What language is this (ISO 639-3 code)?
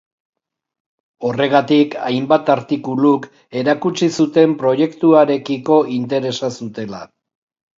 eus